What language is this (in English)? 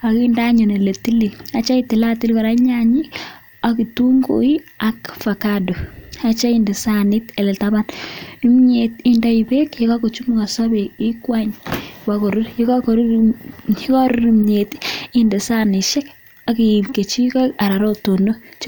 Kalenjin